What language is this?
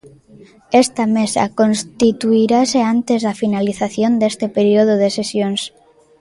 Galician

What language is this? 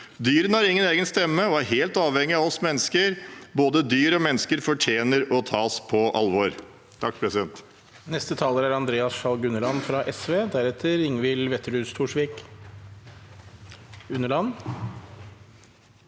Norwegian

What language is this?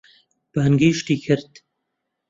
Central Kurdish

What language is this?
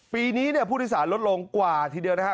Thai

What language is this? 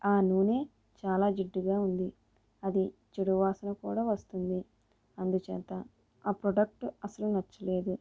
Telugu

